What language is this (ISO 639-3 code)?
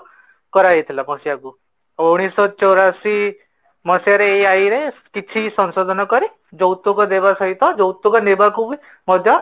ori